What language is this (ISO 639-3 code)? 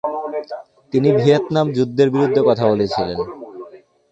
ben